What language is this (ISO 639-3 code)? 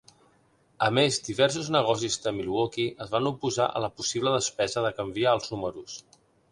cat